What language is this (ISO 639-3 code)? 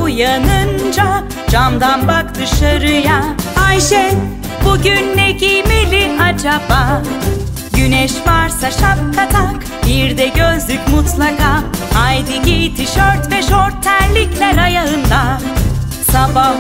tur